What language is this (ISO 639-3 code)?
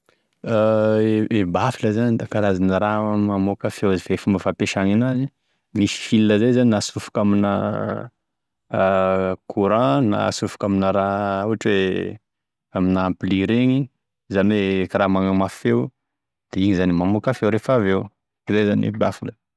tkg